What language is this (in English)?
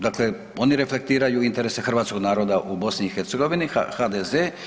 Croatian